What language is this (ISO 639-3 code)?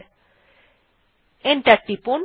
ben